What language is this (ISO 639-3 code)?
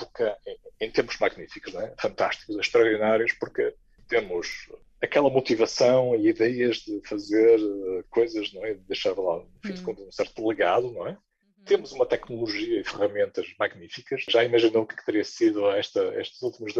por